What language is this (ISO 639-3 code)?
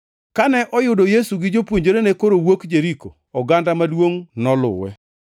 luo